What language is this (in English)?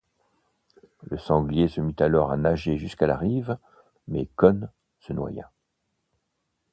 French